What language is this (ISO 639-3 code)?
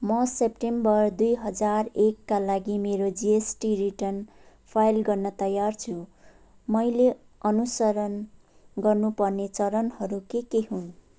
nep